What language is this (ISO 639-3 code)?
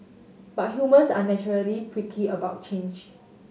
eng